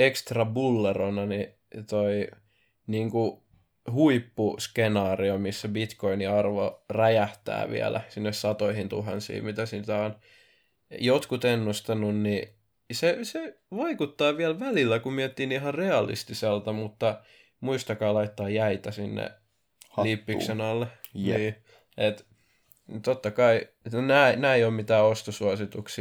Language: Finnish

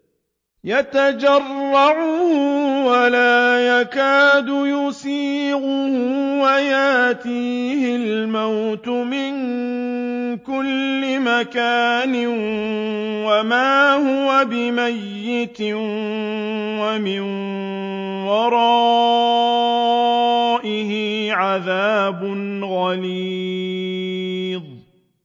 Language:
Arabic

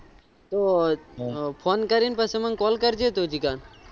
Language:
Gujarati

